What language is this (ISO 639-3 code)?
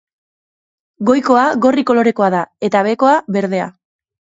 eus